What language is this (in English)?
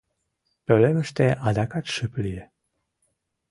Mari